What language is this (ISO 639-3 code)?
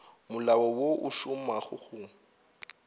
nso